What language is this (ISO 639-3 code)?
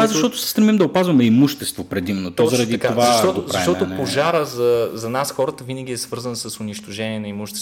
bul